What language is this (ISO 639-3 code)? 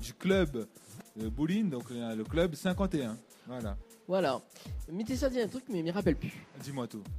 fra